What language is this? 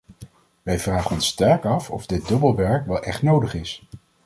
Dutch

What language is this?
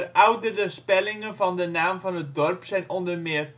Dutch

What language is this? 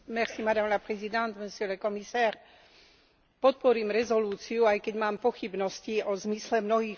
Slovak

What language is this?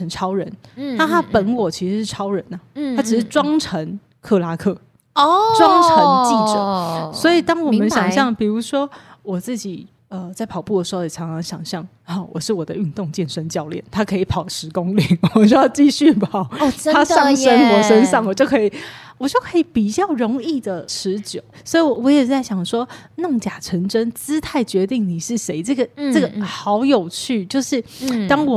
Chinese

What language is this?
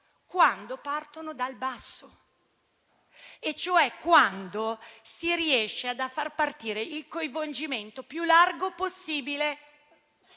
Italian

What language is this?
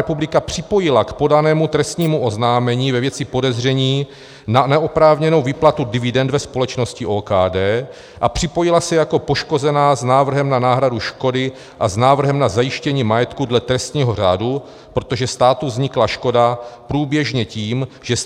Czech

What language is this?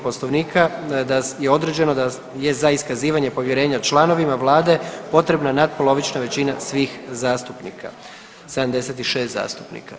Croatian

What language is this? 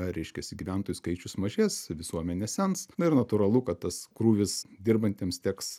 Lithuanian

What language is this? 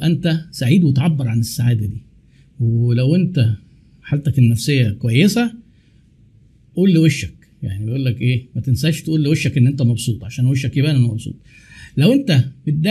Arabic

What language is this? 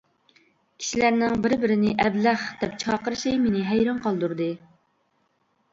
Uyghur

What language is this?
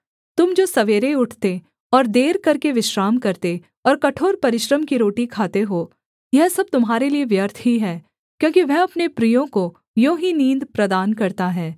Hindi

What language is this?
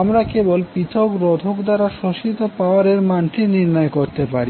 Bangla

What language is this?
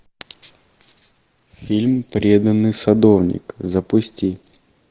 Russian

